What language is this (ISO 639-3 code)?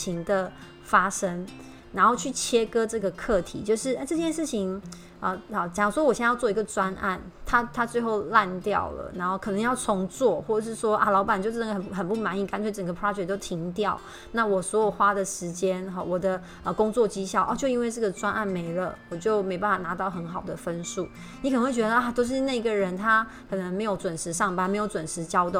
zho